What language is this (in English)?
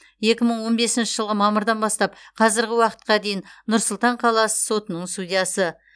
Kazakh